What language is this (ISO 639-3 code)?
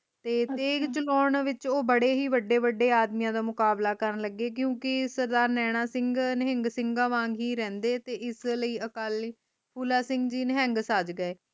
pan